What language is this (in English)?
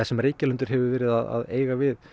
Icelandic